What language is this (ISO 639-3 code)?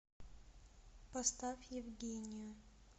rus